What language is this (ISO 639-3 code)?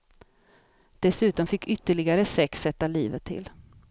swe